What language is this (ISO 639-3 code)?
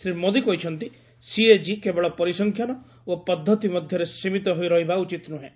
ori